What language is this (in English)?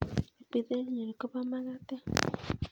Kalenjin